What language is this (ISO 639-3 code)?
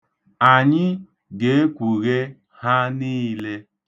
ibo